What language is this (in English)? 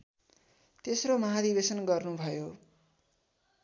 Nepali